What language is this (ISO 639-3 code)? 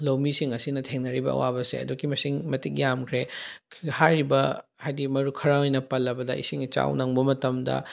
mni